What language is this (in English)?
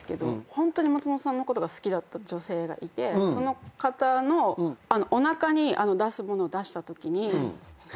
Japanese